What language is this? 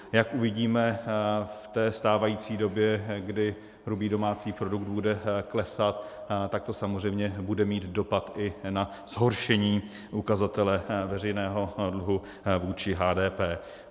Czech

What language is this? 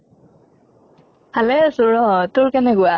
Assamese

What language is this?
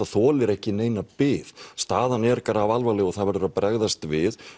Icelandic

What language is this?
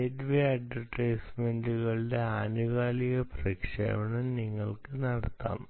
Malayalam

